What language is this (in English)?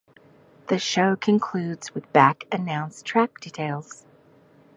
English